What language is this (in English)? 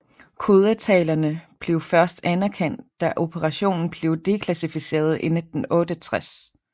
Danish